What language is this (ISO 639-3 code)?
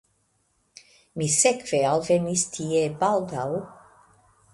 epo